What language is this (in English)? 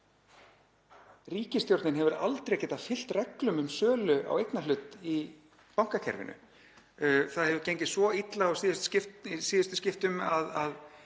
Icelandic